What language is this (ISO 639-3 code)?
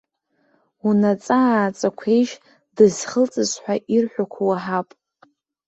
abk